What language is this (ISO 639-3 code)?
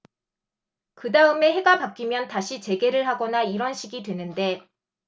kor